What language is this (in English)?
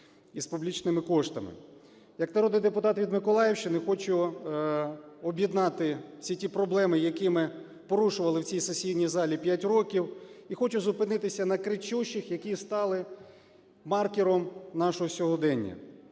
Ukrainian